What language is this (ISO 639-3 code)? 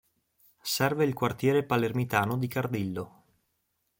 ita